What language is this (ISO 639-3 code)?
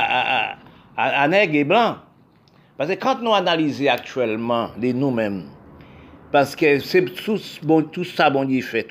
fra